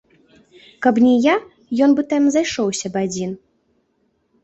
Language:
Belarusian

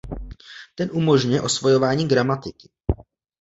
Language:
Czech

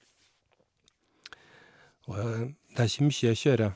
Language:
Norwegian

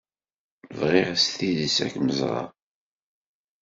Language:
Kabyle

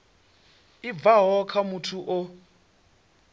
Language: Venda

